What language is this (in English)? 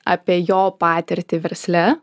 Lithuanian